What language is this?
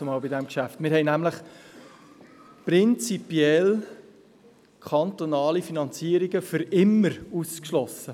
Swiss German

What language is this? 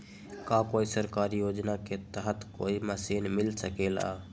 Magahi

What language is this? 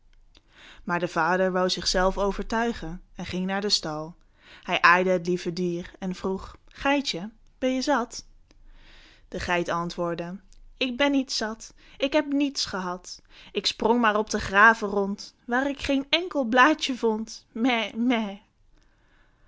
Dutch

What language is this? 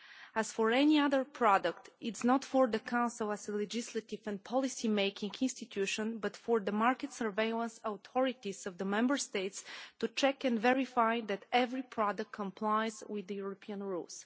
English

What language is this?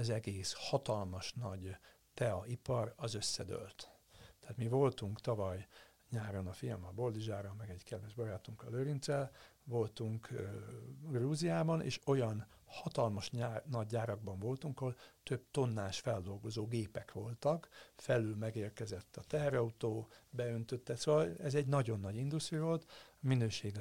Hungarian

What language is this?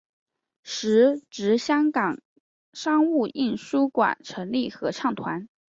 Chinese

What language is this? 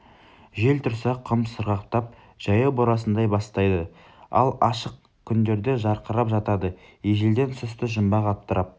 Kazakh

